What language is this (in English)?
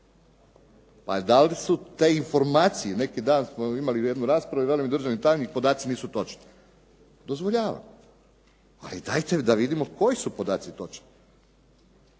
Croatian